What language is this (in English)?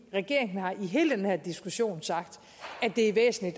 Danish